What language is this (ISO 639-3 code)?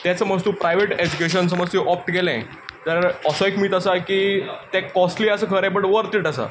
kok